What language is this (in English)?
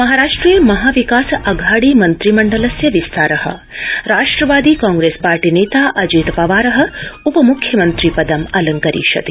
Sanskrit